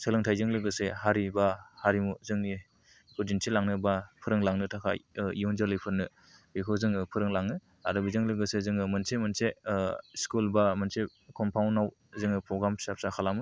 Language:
Bodo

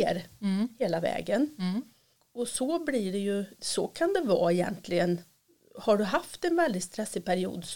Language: Swedish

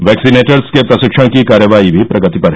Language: Hindi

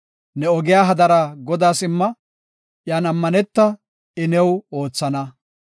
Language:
Gofa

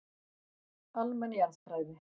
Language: Icelandic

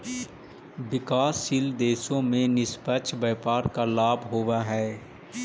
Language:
Magahi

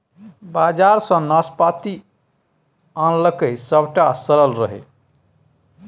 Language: Maithili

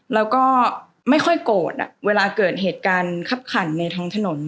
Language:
Thai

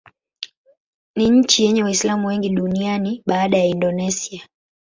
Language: Swahili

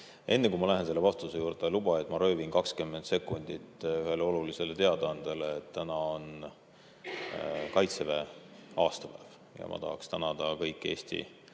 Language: Estonian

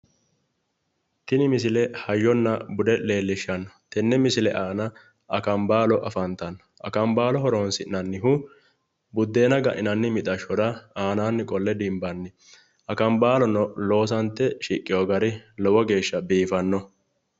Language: Sidamo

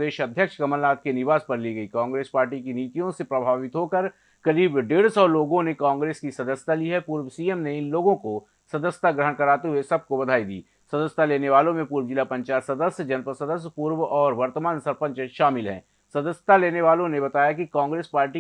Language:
Hindi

